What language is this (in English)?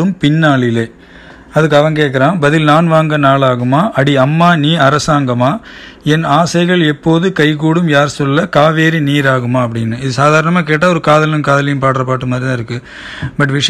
Tamil